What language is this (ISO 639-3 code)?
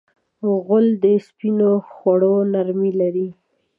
pus